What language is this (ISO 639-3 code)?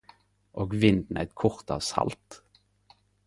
nno